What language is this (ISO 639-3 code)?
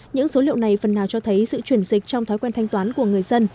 vie